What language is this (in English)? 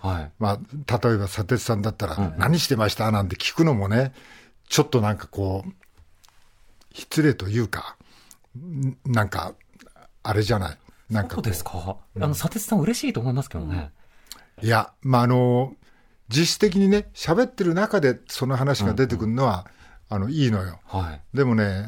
Japanese